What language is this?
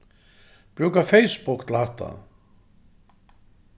Faroese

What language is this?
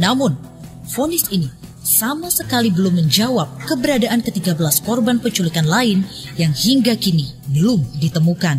Indonesian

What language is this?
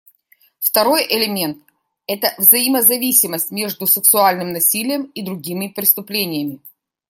Russian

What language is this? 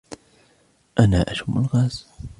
Arabic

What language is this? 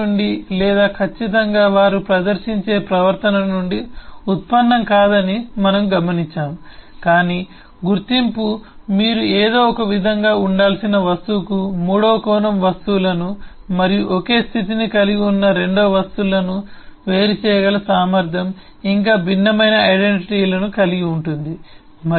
Telugu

